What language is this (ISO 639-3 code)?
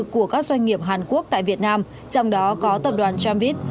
vie